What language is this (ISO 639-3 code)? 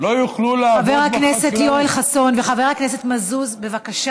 heb